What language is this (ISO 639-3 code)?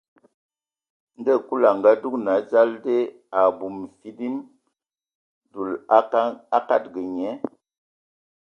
ewo